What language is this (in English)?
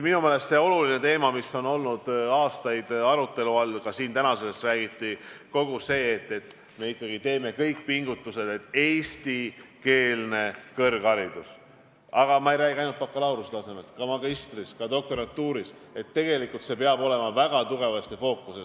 Estonian